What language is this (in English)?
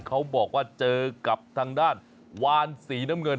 Thai